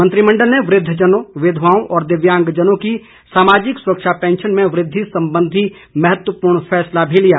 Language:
Hindi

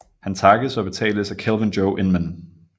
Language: Danish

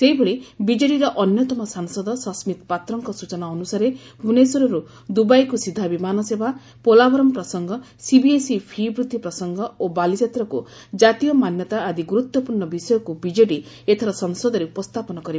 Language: Odia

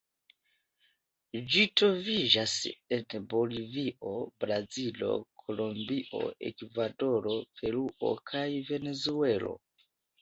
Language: Esperanto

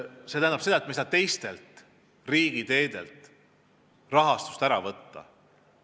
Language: Estonian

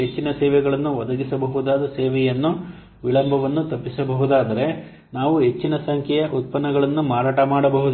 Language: Kannada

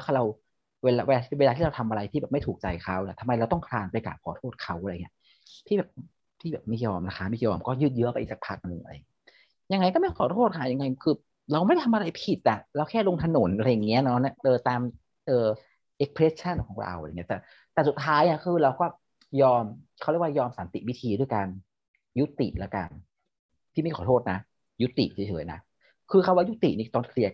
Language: Thai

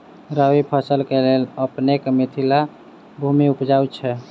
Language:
Maithili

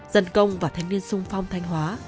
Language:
Vietnamese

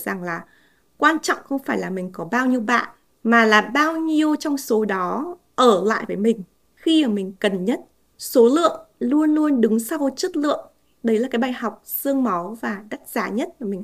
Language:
Vietnamese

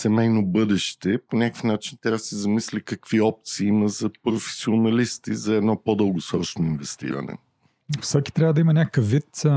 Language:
Bulgarian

